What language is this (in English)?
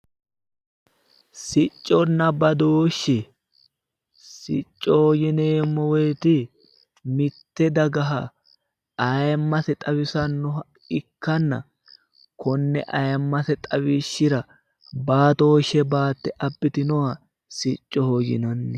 Sidamo